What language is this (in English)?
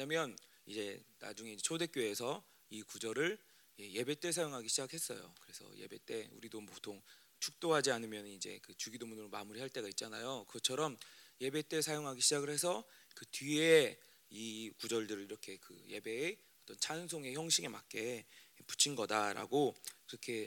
Korean